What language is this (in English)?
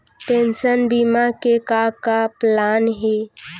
Chhattisgarhi